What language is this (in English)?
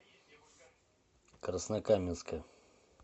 Russian